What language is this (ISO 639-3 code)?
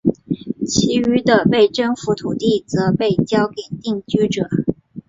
zho